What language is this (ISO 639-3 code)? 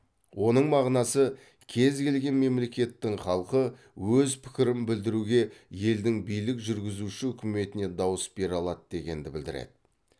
kaz